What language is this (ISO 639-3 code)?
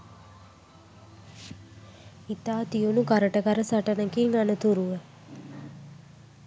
sin